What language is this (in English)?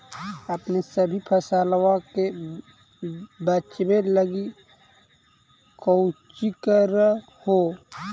Magahi